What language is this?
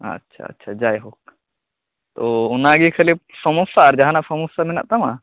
Santali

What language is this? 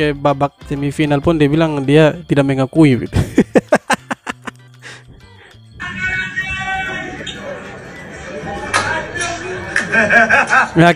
Indonesian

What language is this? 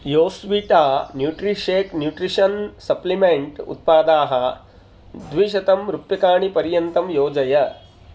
Sanskrit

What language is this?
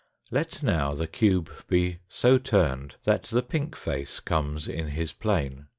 English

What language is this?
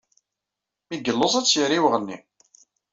Kabyle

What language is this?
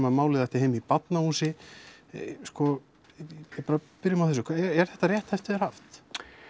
Icelandic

